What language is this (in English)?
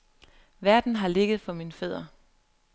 Danish